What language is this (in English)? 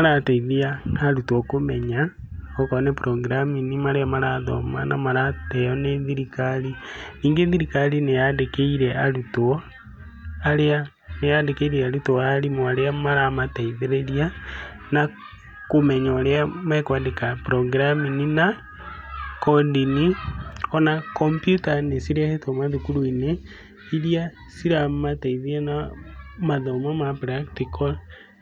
Kikuyu